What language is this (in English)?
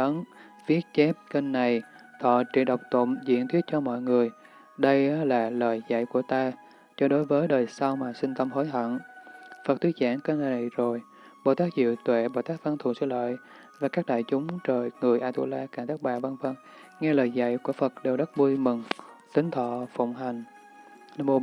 Vietnamese